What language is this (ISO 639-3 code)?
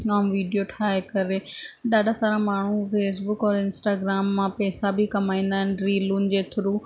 snd